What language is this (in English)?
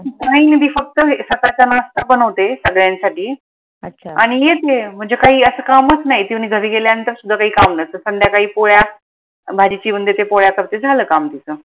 Marathi